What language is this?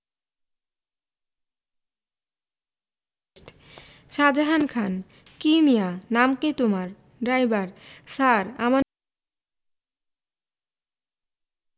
Bangla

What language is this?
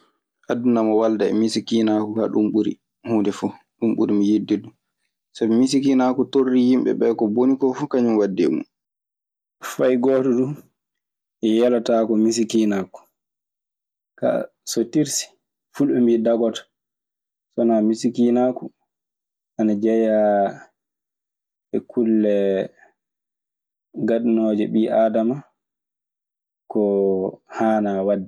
Maasina Fulfulde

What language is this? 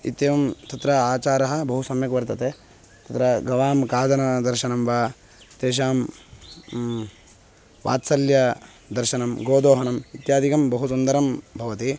Sanskrit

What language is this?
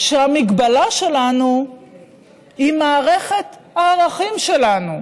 Hebrew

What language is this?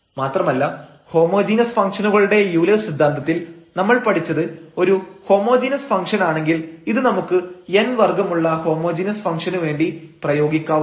Malayalam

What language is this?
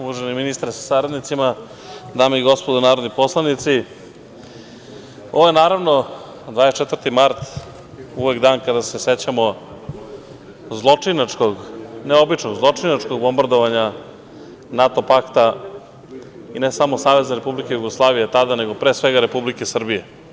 Serbian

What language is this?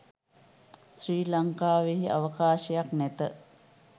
Sinhala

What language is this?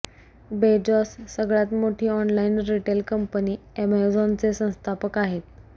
Marathi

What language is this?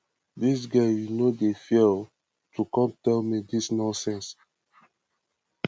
Nigerian Pidgin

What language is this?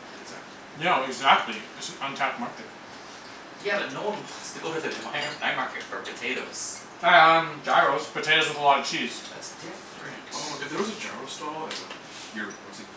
English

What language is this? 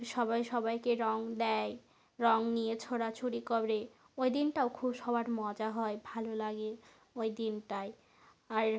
Bangla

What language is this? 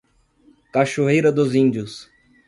Portuguese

